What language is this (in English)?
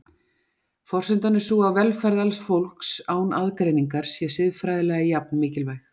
Icelandic